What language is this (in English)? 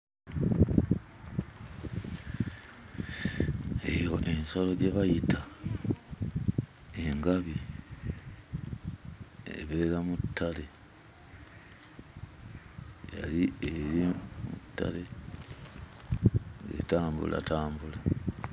Ganda